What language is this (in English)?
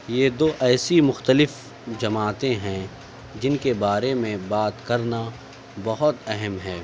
Urdu